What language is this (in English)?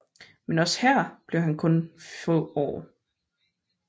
Danish